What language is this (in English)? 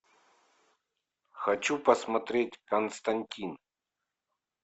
Russian